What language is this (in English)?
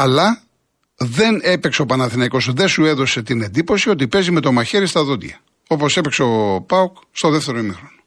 Greek